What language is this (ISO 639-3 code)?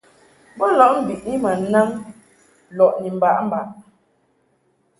mhk